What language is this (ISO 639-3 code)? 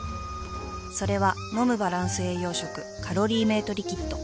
jpn